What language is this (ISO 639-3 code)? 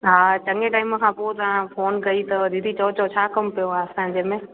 snd